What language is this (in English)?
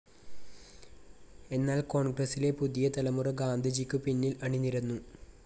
Malayalam